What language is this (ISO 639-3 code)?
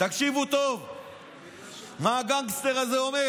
heb